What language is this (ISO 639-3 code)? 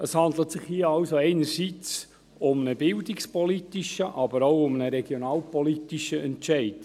gsw